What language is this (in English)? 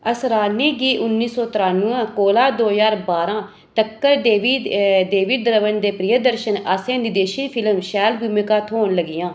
Dogri